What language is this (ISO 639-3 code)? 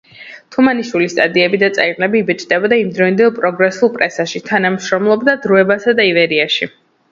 kat